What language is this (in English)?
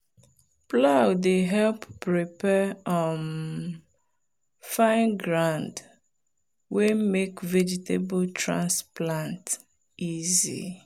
Nigerian Pidgin